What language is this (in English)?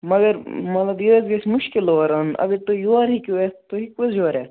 Kashmiri